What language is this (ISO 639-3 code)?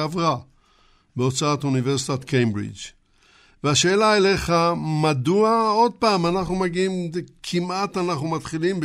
heb